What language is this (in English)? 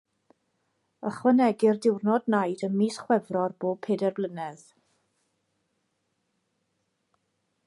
Welsh